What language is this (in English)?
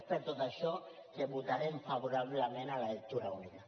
Catalan